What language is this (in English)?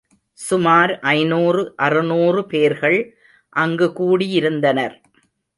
Tamil